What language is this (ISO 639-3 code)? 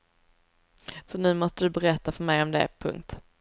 swe